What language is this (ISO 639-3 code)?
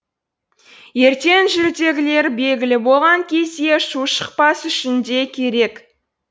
kaz